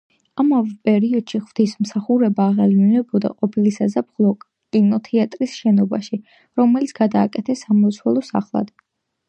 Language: Georgian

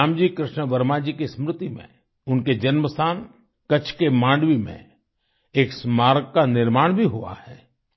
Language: Hindi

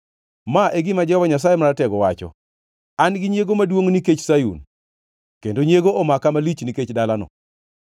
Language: Luo (Kenya and Tanzania)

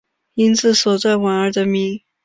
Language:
Chinese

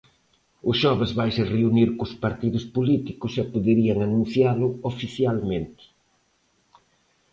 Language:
Galician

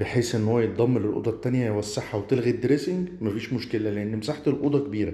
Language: Arabic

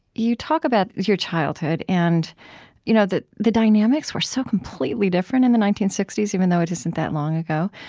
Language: English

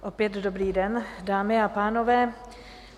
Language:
Czech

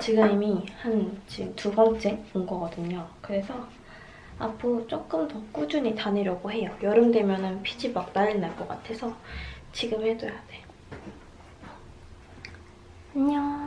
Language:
Korean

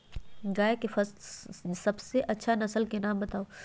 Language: Magahi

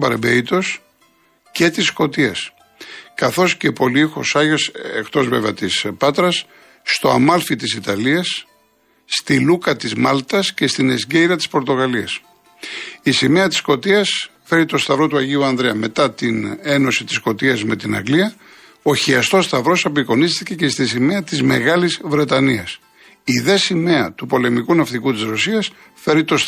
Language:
Greek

